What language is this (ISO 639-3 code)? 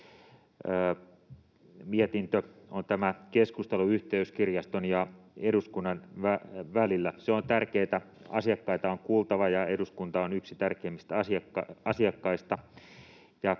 fin